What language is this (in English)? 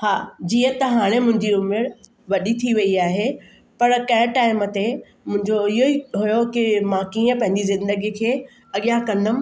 Sindhi